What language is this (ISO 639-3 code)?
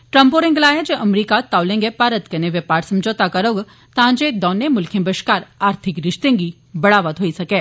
doi